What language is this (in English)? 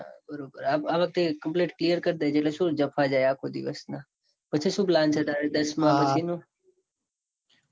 Gujarati